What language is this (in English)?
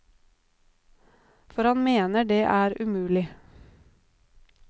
Norwegian